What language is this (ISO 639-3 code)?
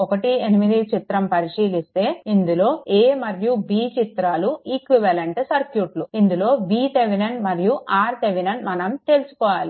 tel